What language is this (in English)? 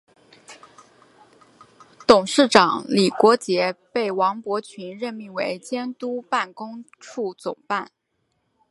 Chinese